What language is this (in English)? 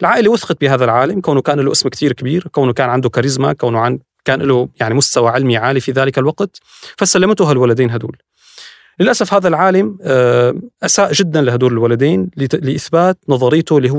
Arabic